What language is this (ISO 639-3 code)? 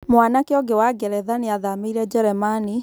kik